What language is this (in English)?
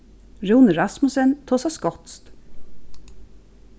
Faroese